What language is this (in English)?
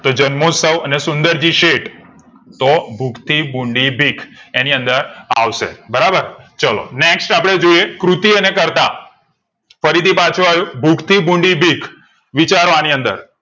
Gujarati